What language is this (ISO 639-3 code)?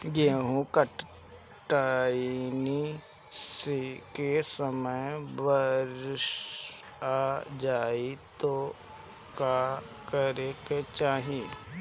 bho